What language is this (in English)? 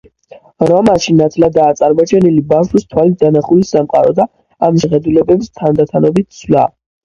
Georgian